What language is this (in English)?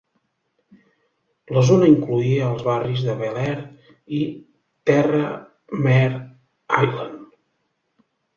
Catalan